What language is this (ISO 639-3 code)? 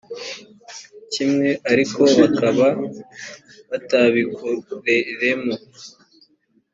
kin